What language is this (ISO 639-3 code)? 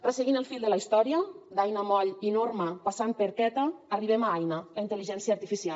cat